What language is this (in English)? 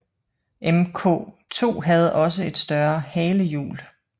Danish